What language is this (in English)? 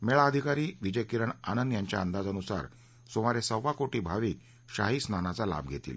Marathi